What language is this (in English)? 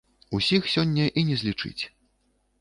Belarusian